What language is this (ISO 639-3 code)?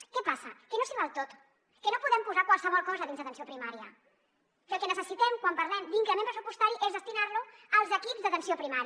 cat